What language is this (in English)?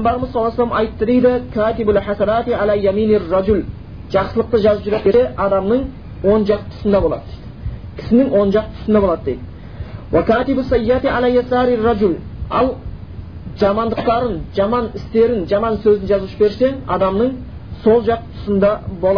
Bulgarian